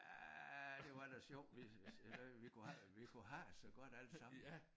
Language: Danish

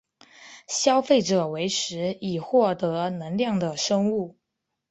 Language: Chinese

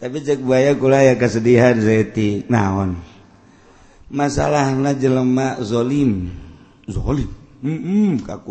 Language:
Indonesian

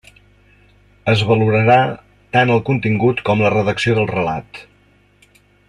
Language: Catalan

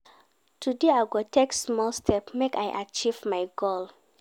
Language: Nigerian Pidgin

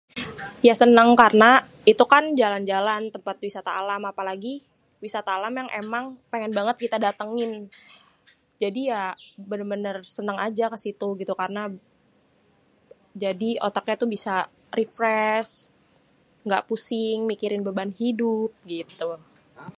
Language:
Betawi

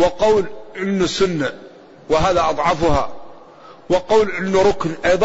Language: Arabic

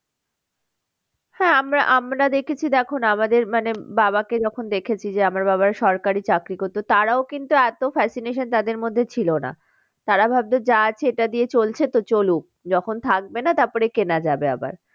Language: Bangla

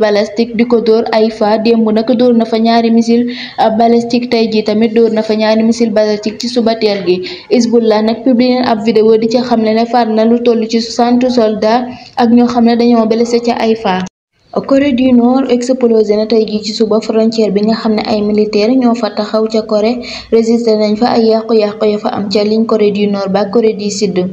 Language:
Indonesian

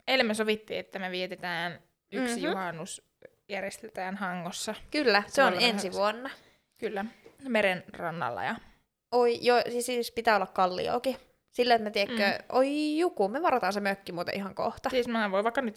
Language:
Finnish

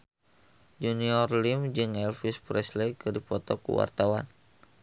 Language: Sundanese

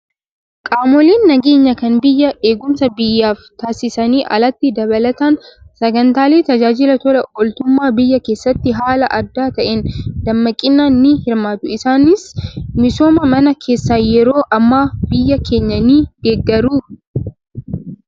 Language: Oromo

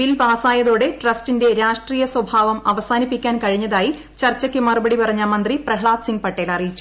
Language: Malayalam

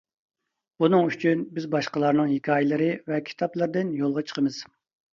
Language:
Uyghur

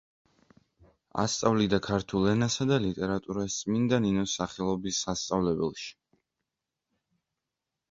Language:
Georgian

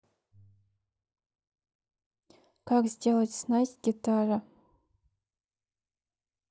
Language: Russian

